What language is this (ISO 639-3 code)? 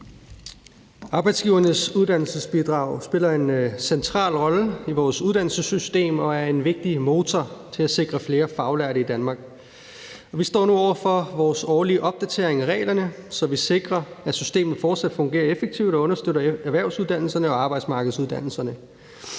dan